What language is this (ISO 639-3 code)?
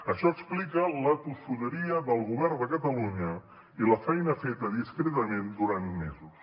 cat